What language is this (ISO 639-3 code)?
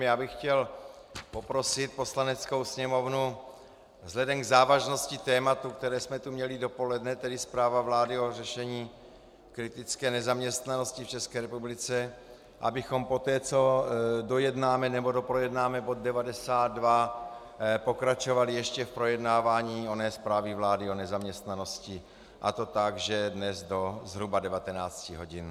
ces